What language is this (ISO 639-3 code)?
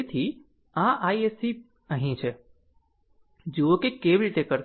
guj